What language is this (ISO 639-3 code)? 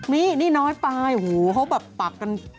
tha